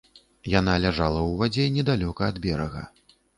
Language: Belarusian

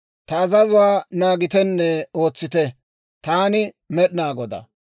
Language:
Dawro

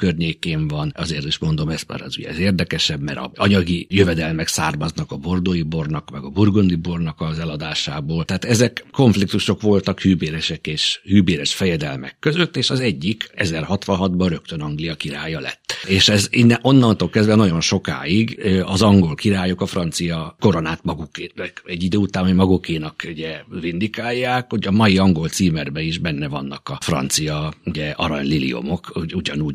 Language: Hungarian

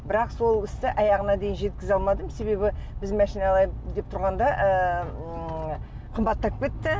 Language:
Kazakh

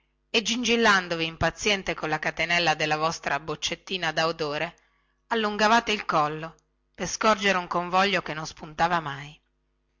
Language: Italian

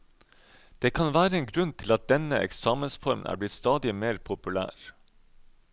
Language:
Norwegian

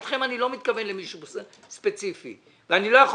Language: Hebrew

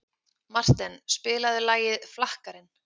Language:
Icelandic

